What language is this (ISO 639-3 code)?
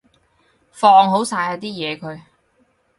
yue